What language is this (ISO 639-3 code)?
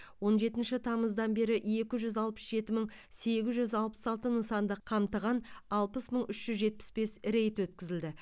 kaz